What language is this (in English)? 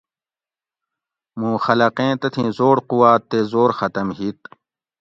Gawri